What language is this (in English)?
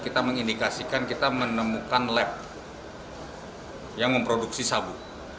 Indonesian